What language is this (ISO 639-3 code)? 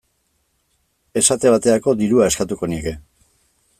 eus